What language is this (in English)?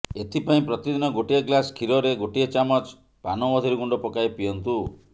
Odia